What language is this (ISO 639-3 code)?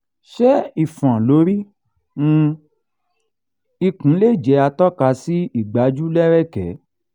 yor